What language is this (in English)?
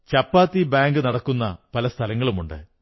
Malayalam